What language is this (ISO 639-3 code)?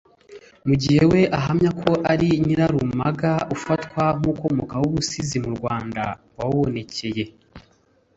kin